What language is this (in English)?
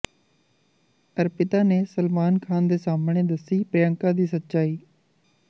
Punjabi